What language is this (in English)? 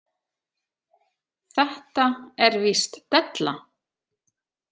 Icelandic